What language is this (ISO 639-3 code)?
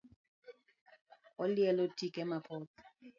luo